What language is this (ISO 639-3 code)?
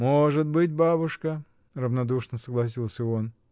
rus